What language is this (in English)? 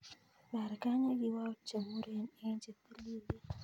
Kalenjin